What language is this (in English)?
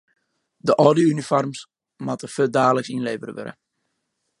Western Frisian